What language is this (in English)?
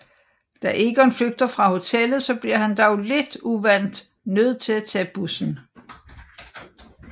Danish